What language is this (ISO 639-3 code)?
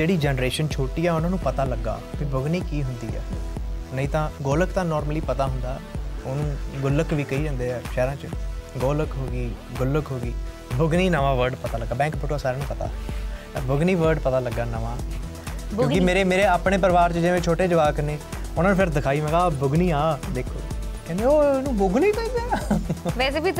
pan